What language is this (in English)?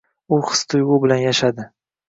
Uzbek